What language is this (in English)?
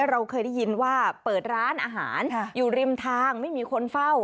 Thai